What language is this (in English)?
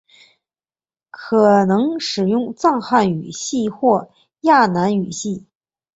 Chinese